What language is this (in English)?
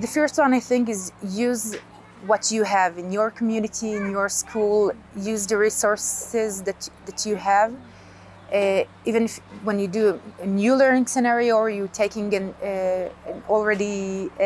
English